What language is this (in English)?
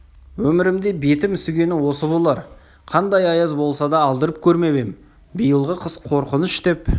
Kazakh